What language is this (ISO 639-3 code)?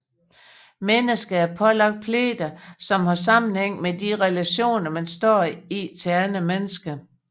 dan